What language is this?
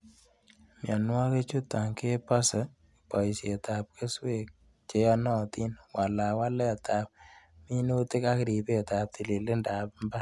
Kalenjin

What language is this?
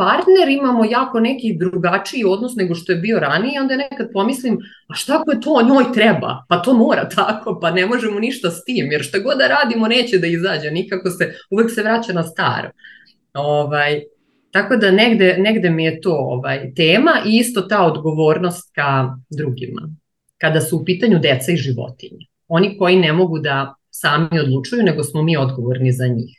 Croatian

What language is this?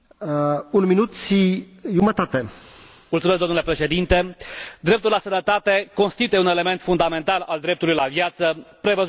Romanian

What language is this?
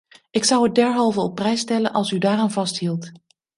Dutch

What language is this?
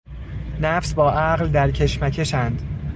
Persian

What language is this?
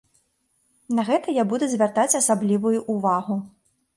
Belarusian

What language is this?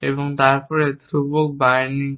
Bangla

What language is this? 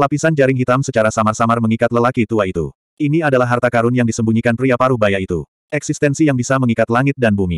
Indonesian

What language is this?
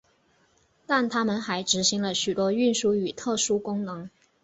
Chinese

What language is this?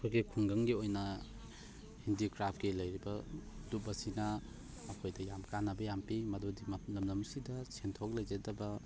Manipuri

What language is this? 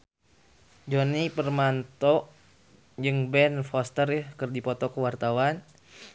Sundanese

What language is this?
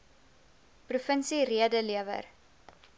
Afrikaans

